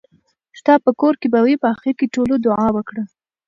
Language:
Pashto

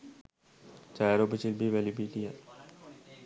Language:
Sinhala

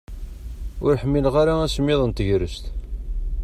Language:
Kabyle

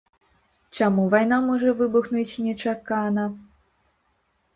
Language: Belarusian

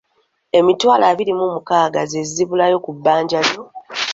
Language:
Ganda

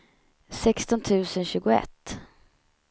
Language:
Swedish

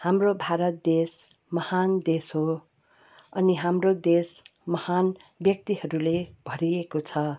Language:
Nepali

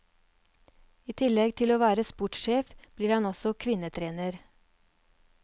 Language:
Norwegian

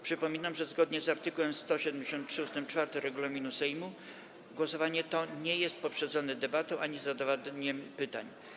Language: Polish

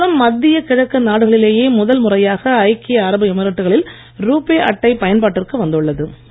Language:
Tamil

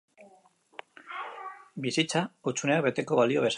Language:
Basque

